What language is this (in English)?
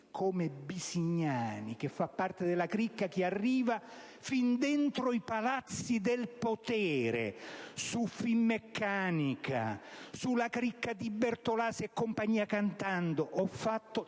Italian